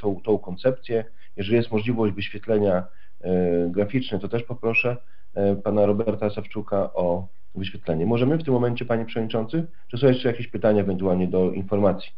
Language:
Polish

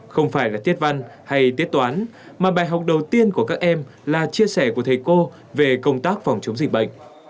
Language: Vietnamese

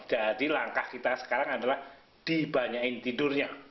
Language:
Indonesian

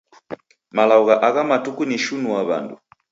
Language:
Taita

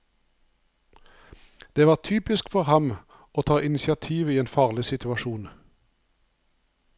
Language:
Norwegian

